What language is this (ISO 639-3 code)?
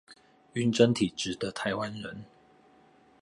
zho